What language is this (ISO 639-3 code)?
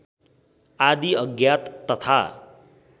nep